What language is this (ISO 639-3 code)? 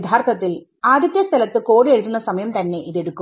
mal